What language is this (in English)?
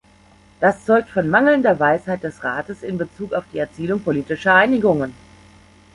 German